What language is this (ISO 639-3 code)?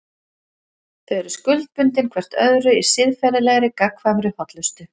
isl